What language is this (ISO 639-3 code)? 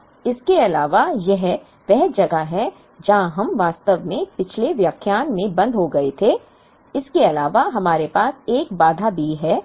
hin